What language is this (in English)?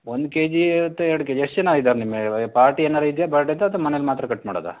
Kannada